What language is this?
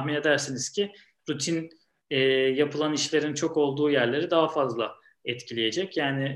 Turkish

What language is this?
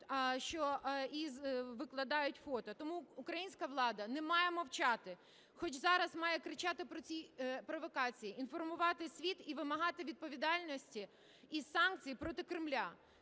Ukrainian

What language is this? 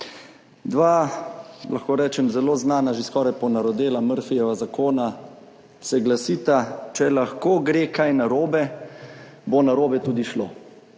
Slovenian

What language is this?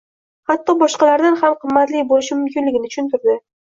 Uzbek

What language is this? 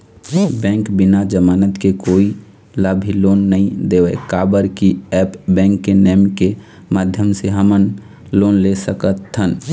Chhattisgarhi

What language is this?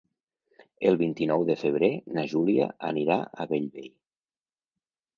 Catalan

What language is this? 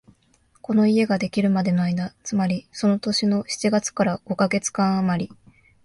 Japanese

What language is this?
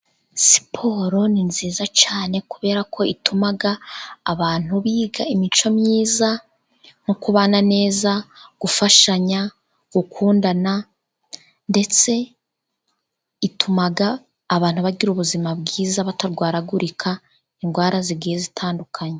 Kinyarwanda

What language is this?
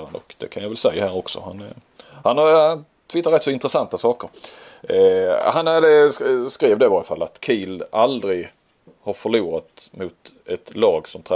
Swedish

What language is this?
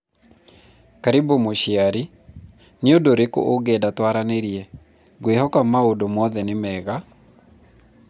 Kikuyu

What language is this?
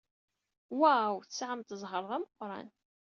Kabyle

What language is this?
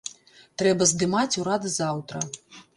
Belarusian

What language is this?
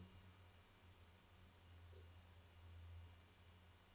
Norwegian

